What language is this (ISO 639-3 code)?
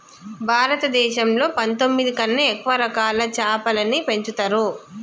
tel